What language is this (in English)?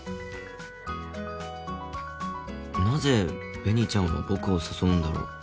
Japanese